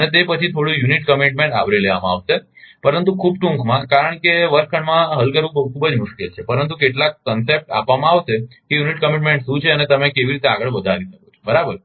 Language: Gujarati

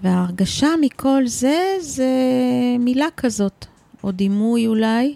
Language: Hebrew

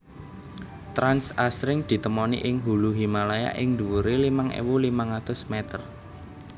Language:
Javanese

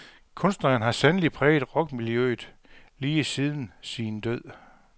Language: Danish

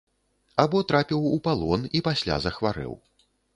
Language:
Belarusian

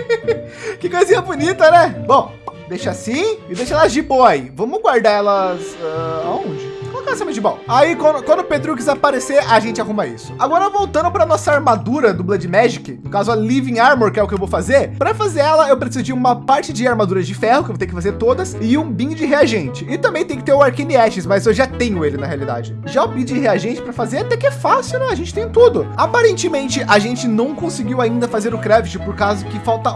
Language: Portuguese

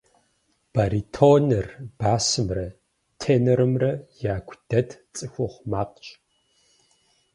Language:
Kabardian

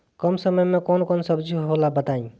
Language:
Bhojpuri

